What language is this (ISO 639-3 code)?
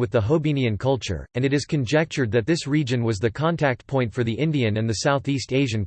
eng